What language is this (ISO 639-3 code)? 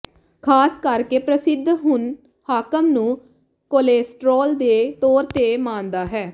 pan